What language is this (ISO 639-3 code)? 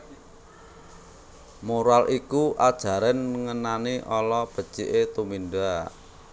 jav